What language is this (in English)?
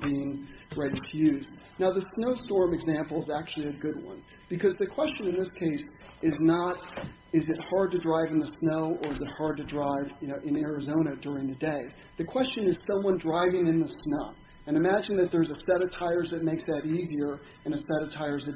English